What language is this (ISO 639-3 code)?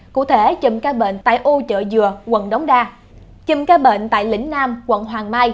vie